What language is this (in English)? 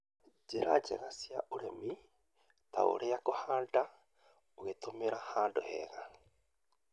Kikuyu